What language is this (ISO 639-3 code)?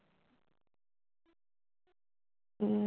asm